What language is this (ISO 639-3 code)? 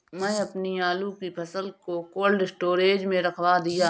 hin